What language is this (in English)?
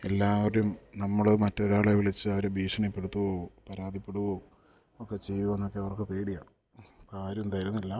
Malayalam